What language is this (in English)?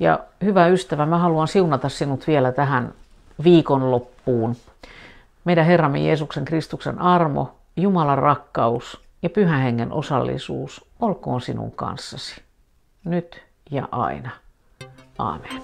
Finnish